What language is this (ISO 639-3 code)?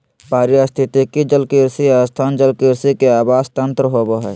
mag